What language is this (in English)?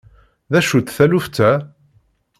Kabyle